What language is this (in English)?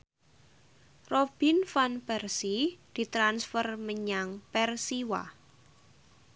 Javanese